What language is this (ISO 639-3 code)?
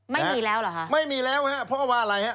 tha